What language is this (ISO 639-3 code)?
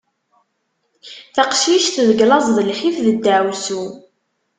kab